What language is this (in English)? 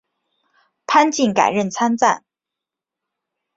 Chinese